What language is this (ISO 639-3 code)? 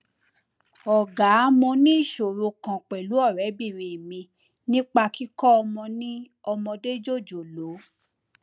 yor